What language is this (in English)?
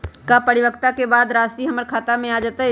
Magahi